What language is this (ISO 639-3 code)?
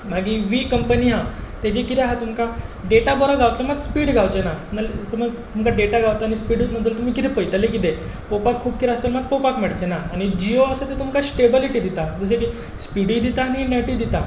kok